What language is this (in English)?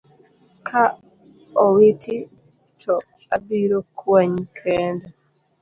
Luo (Kenya and Tanzania)